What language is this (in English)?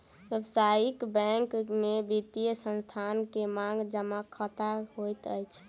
Maithili